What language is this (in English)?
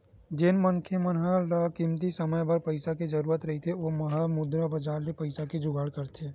Chhattisgarhi